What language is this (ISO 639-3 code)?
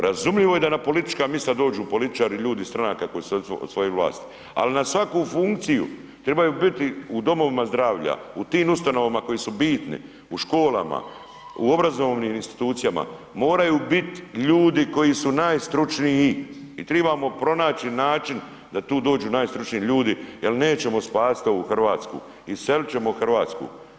hrv